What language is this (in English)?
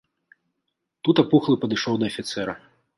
Belarusian